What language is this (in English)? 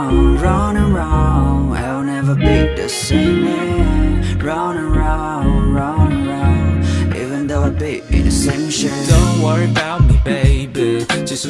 Chinese